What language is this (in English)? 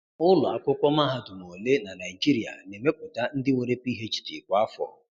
Igbo